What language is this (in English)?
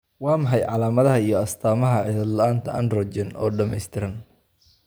Somali